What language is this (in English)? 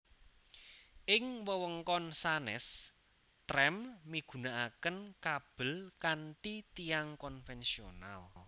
Javanese